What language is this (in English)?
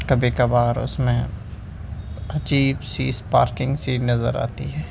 Urdu